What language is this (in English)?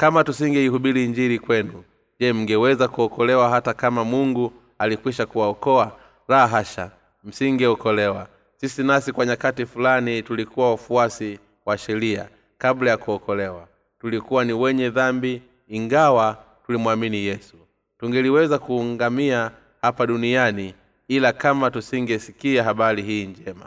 Swahili